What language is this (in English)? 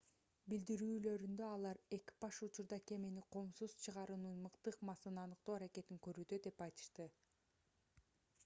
Kyrgyz